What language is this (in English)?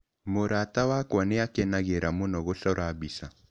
Kikuyu